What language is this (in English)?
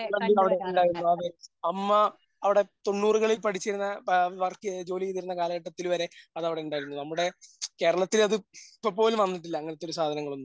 Malayalam